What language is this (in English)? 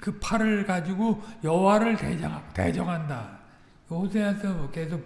Korean